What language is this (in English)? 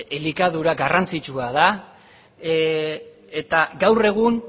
Basque